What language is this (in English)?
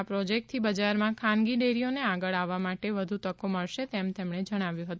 Gujarati